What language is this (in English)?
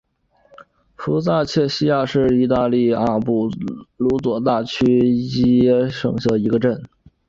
Chinese